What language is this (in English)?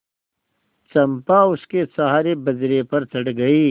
Hindi